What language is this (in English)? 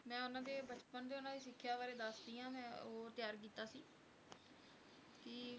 Punjabi